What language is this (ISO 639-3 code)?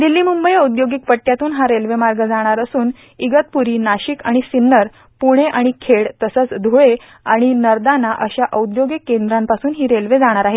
mar